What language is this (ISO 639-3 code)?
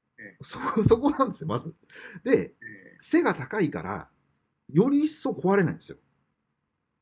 jpn